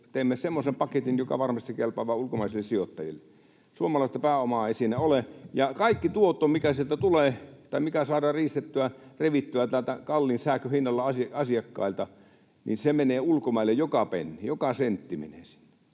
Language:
Finnish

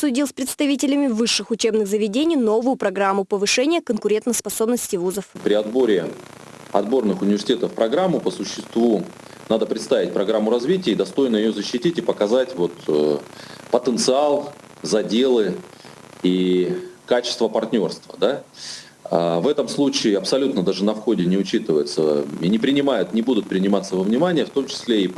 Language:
Russian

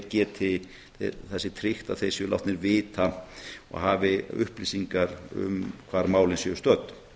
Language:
Icelandic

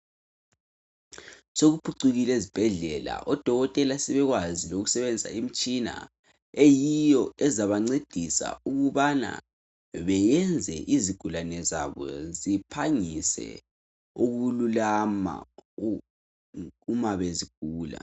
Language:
North Ndebele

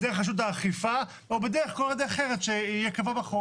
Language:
Hebrew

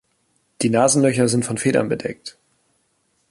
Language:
German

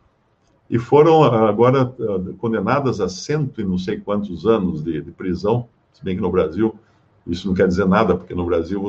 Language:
Portuguese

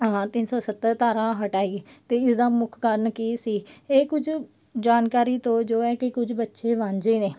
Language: Punjabi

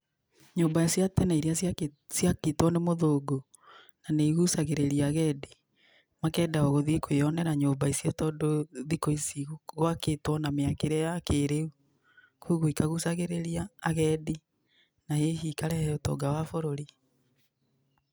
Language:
Kikuyu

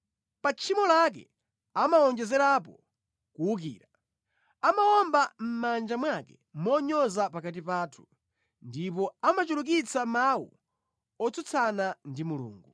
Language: Nyanja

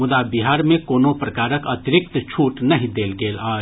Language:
Maithili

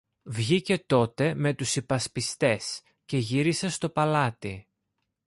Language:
Greek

